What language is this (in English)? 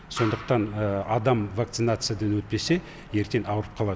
Kazakh